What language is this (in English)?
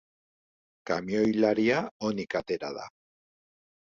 Basque